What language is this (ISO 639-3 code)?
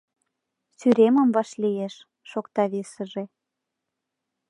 chm